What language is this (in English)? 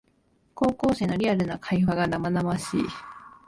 Japanese